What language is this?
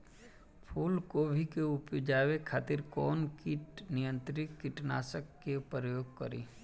Bhojpuri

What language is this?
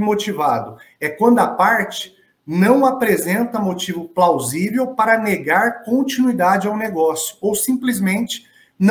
Portuguese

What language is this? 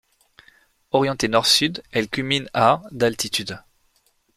French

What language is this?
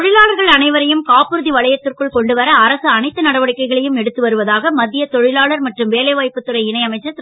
Tamil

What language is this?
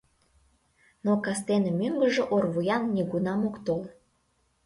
Mari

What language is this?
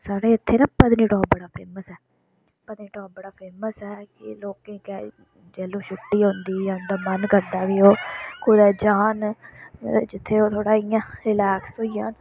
Dogri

